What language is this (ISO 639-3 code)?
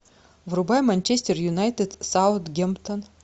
rus